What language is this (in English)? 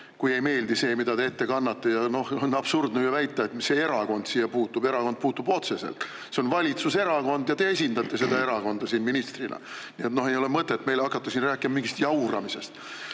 Estonian